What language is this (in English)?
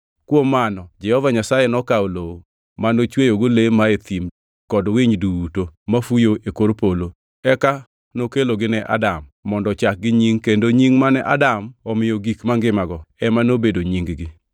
Luo (Kenya and Tanzania)